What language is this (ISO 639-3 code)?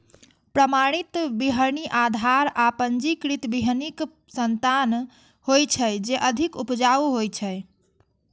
mai